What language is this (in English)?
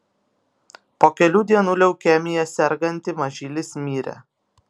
Lithuanian